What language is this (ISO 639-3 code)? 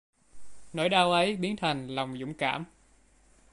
vie